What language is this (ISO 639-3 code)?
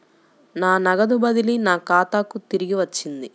tel